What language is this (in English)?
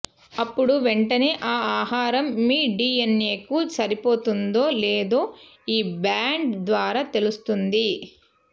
Telugu